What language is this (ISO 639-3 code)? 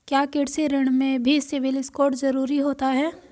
hin